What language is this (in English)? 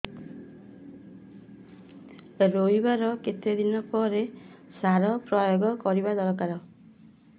Odia